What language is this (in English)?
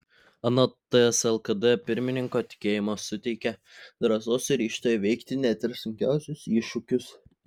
Lithuanian